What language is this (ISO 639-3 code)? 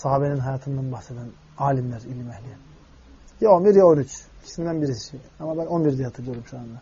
tur